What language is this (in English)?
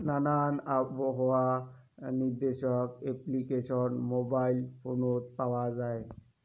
Bangla